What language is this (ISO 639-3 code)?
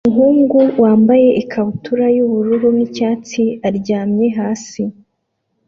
kin